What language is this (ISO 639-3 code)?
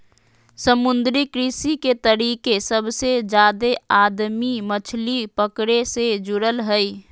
mag